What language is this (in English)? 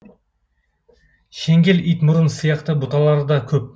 Kazakh